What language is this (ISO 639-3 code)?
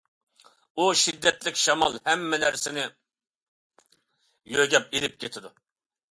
uig